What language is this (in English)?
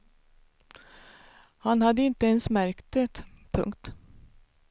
Swedish